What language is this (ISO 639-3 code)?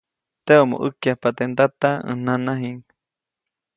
zoc